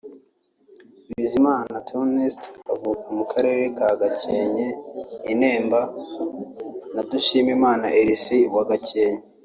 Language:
Kinyarwanda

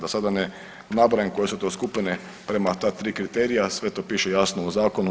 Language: Croatian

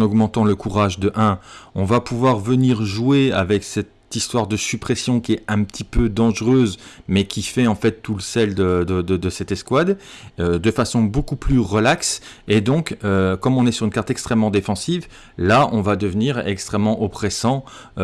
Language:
French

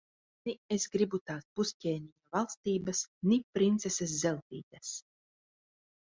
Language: Latvian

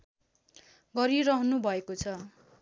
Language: Nepali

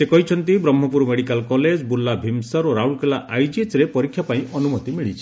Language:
Odia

